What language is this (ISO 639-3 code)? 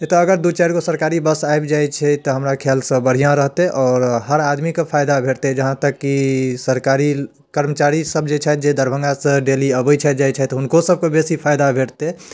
mai